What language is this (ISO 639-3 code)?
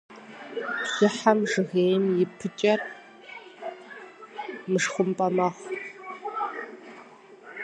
kbd